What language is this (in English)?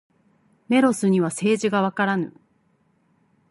Japanese